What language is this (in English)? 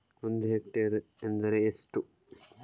Kannada